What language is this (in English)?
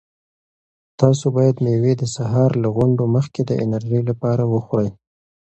Pashto